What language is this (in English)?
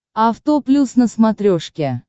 Russian